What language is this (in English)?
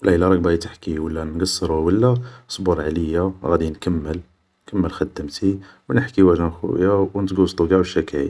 Algerian Arabic